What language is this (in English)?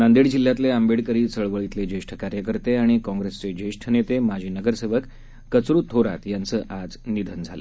Marathi